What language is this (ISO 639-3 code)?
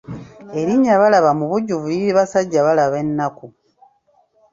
lug